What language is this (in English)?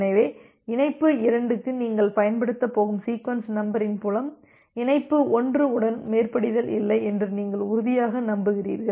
Tamil